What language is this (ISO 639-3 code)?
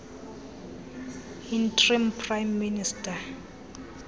xho